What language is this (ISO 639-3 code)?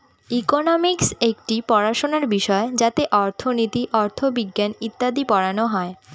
ben